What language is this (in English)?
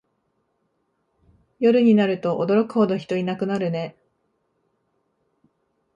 Japanese